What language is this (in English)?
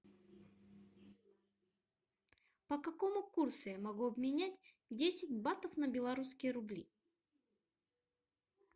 Russian